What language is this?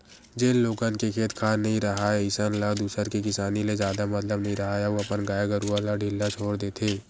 Chhattisgarhi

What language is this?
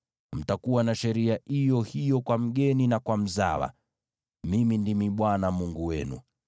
Swahili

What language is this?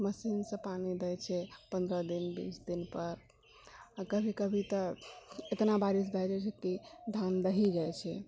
Maithili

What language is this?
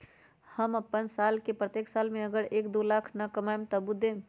Magahi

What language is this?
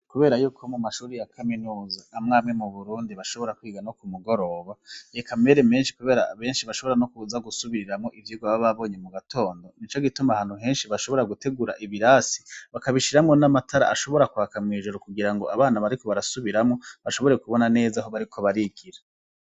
Rundi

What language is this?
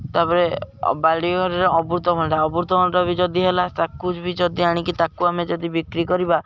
Odia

